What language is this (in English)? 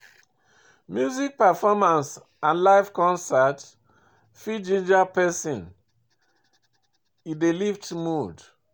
Nigerian Pidgin